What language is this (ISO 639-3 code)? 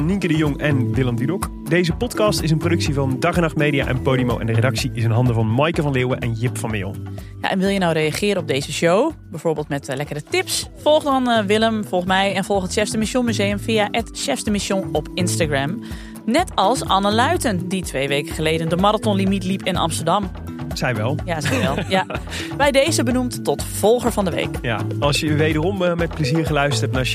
nld